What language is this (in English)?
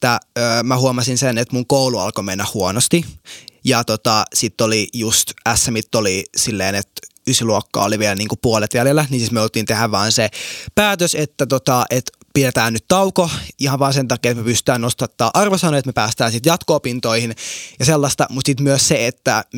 Finnish